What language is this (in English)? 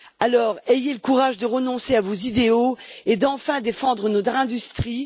French